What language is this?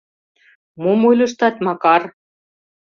Mari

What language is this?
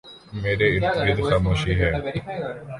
Urdu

